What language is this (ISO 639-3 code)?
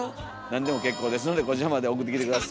jpn